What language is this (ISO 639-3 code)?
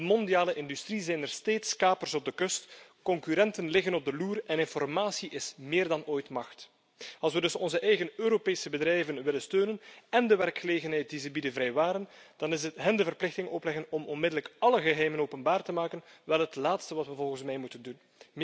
nld